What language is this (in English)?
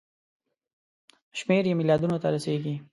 Pashto